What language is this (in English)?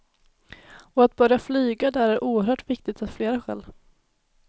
Swedish